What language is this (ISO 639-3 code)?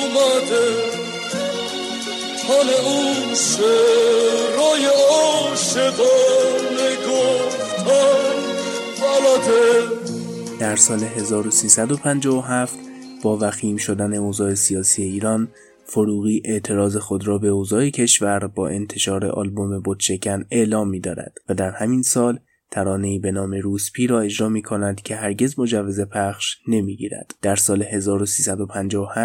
fas